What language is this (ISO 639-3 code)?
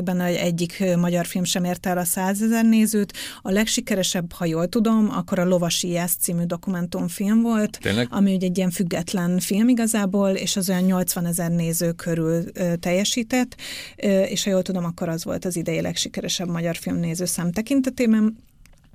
hun